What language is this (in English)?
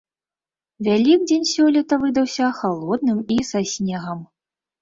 Belarusian